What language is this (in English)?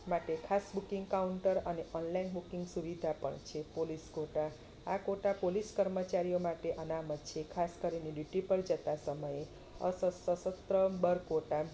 Gujarati